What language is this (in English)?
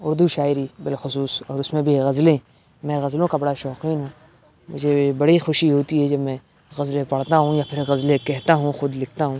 Urdu